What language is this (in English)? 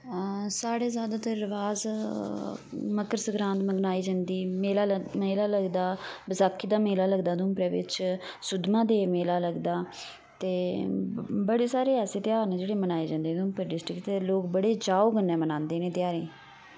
Dogri